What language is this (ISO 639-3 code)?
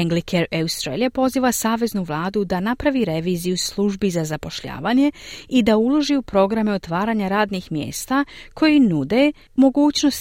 hrv